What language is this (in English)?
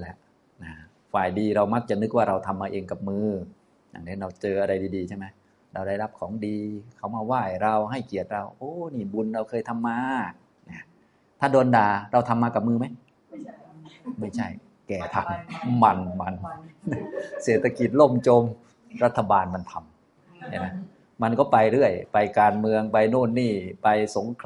Thai